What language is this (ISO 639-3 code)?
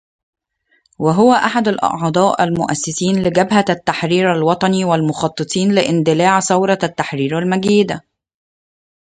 ara